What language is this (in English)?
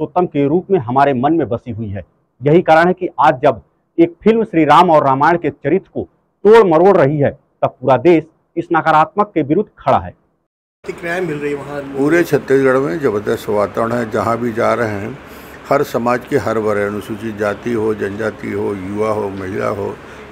Hindi